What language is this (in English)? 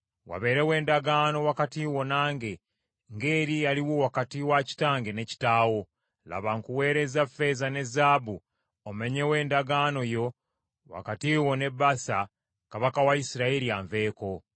Ganda